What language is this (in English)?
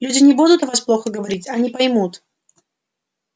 Russian